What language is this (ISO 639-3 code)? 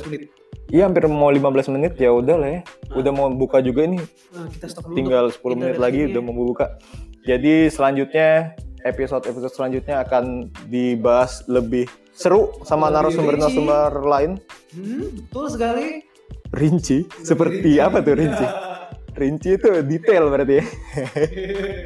ind